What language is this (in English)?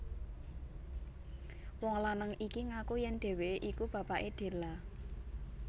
Javanese